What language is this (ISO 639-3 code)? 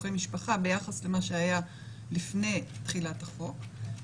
heb